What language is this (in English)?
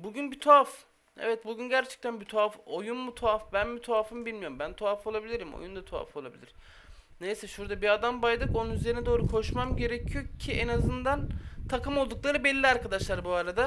Turkish